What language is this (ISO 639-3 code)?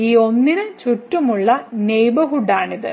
mal